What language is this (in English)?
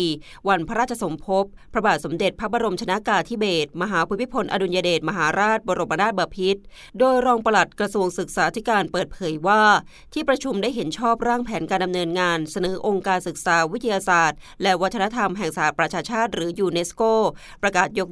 Thai